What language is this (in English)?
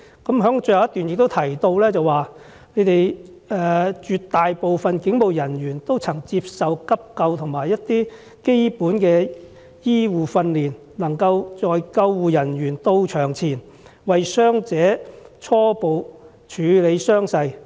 Cantonese